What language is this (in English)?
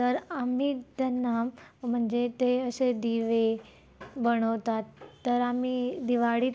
Marathi